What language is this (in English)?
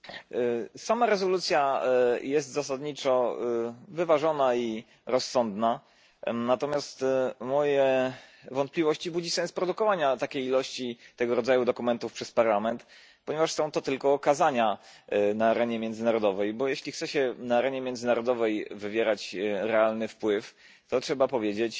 Polish